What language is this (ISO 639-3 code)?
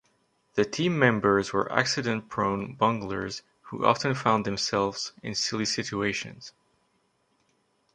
eng